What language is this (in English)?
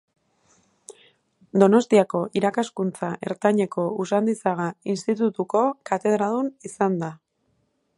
Basque